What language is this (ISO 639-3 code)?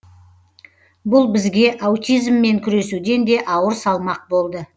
kaz